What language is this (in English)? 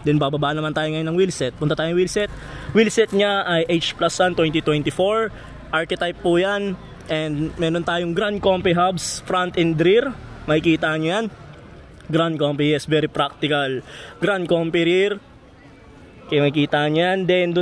Filipino